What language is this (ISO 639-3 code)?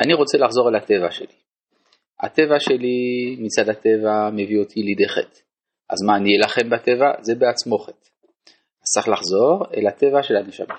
heb